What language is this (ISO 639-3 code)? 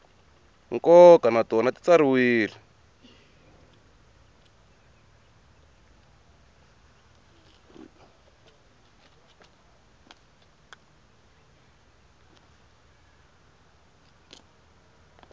tso